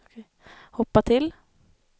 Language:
Swedish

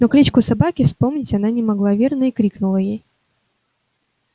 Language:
Russian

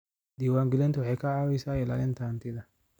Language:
Somali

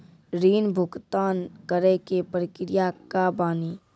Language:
Maithili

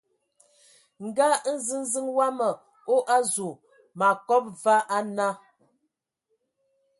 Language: Ewondo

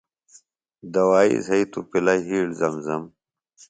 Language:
Phalura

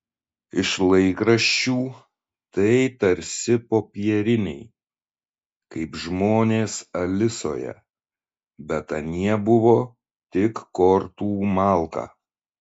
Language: Lithuanian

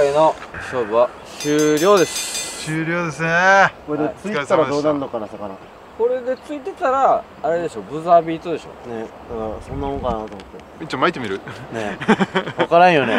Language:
Japanese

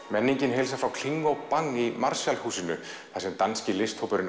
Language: Icelandic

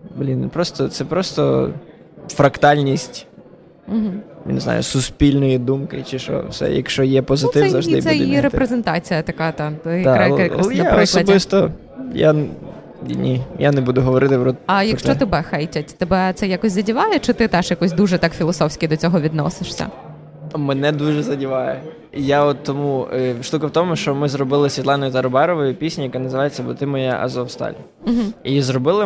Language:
Ukrainian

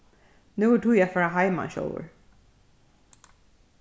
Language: Faroese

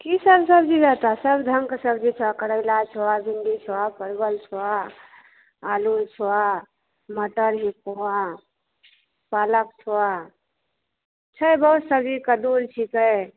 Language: Maithili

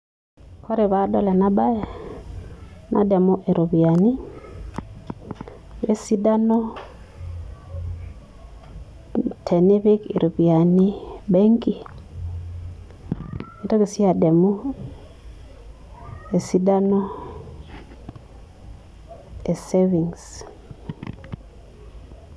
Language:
Masai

